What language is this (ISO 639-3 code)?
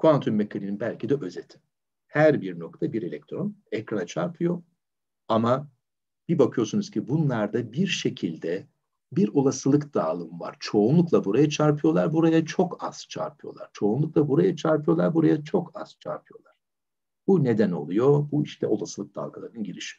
tur